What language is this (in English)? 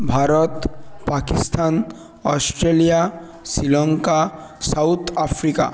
Bangla